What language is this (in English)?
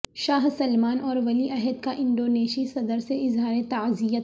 Urdu